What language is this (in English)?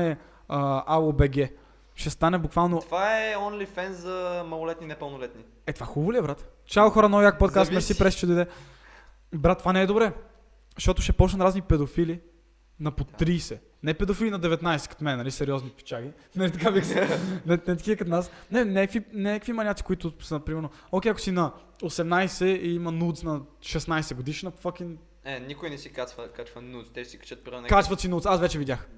Bulgarian